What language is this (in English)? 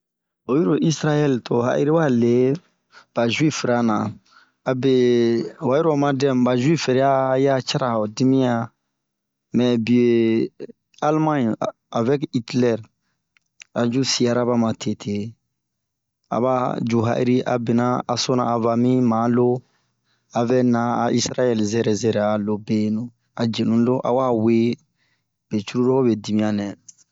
Bomu